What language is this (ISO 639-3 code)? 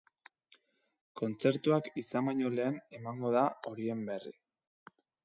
eus